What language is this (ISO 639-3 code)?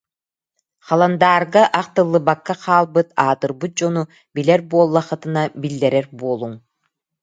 sah